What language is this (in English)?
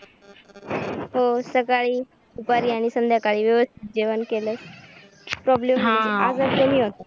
Marathi